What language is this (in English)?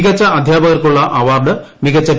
Malayalam